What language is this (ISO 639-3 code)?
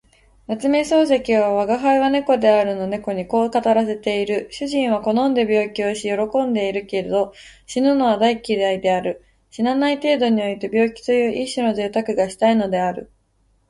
jpn